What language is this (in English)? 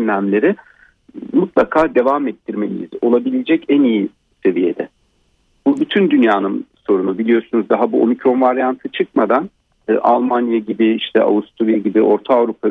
Turkish